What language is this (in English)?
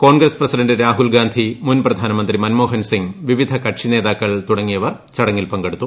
Malayalam